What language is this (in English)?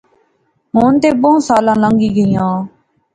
Pahari-Potwari